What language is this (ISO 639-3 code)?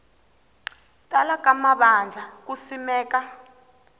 tso